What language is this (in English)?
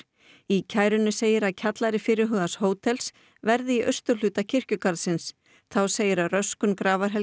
Icelandic